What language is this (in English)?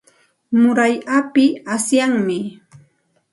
Santa Ana de Tusi Pasco Quechua